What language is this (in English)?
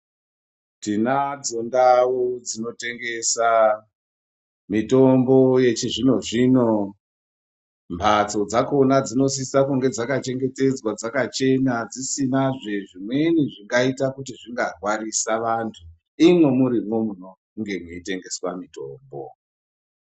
Ndau